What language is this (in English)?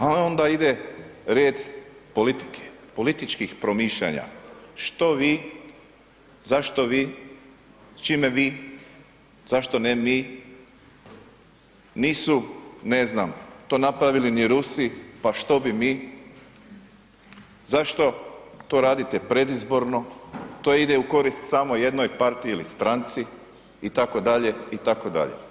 Croatian